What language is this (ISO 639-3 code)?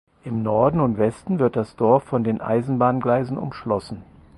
deu